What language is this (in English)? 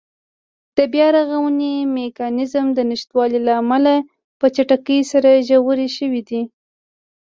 Pashto